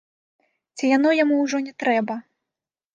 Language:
Belarusian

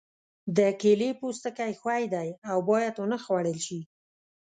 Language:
Pashto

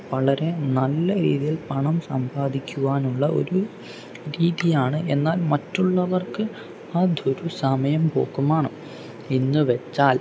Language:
Malayalam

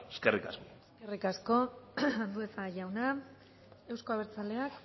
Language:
Basque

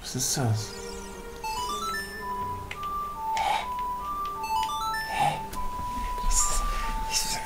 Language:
German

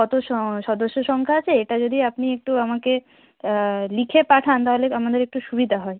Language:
Bangla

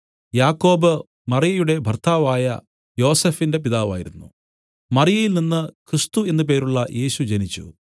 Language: Malayalam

